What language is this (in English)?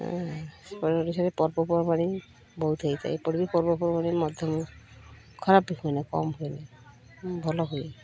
Odia